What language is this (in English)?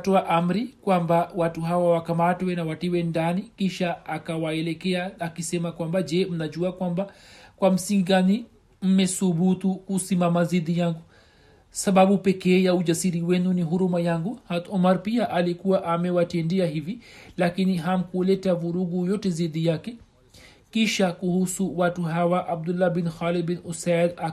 Swahili